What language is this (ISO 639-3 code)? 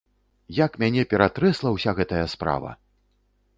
bel